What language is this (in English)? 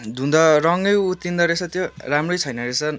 Nepali